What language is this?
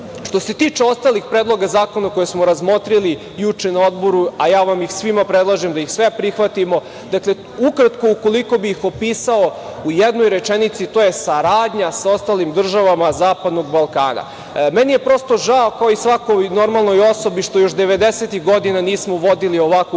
Serbian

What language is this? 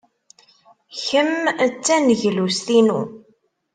Kabyle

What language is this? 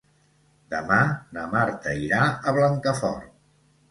Catalan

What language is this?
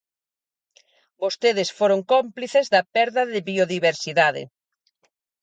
Galician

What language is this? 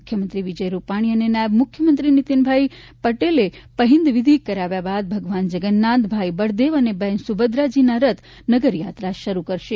Gujarati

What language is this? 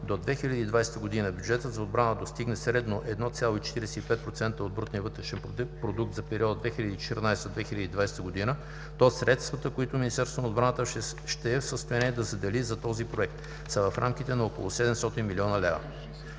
Bulgarian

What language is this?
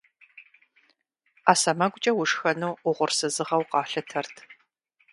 Kabardian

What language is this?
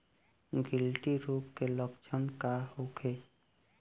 Bhojpuri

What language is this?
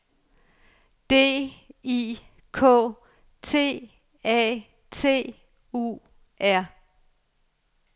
Danish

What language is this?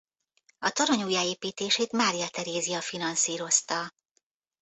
Hungarian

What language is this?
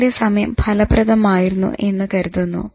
Malayalam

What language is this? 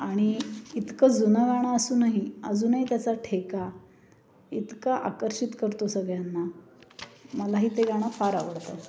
Marathi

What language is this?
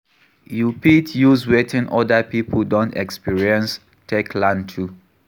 Nigerian Pidgin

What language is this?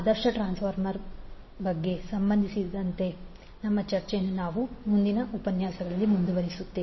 Kannada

